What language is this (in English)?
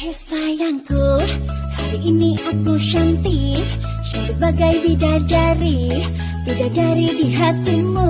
Indonesian